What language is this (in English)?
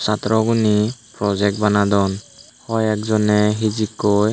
Chakma